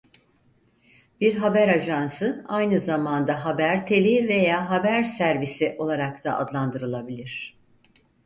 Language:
Turkish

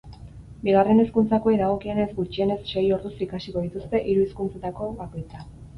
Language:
Basque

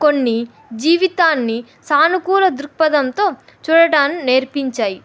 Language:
Telugu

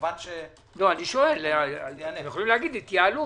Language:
Hebrew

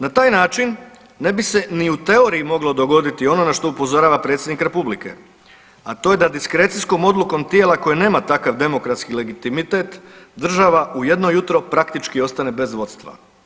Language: Croatian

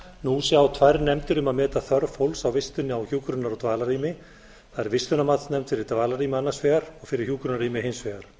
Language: Icelandic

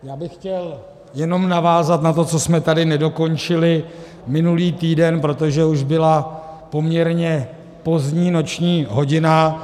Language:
Czech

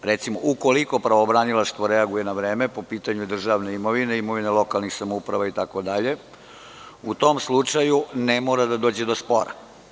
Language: Serbian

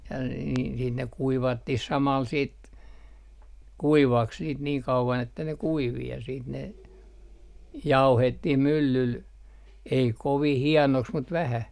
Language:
Finnish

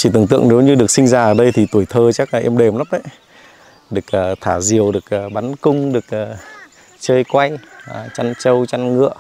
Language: Vietnamese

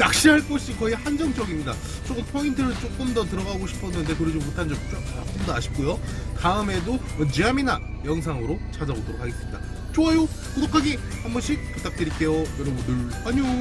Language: Korean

